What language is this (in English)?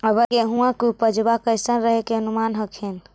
Magahi